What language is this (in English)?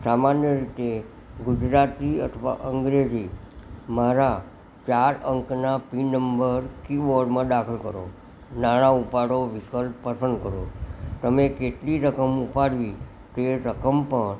Gujarati